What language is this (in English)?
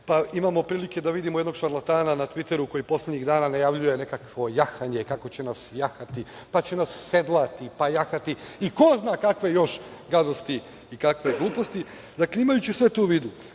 Serbian